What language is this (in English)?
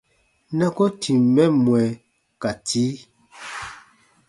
Baatonum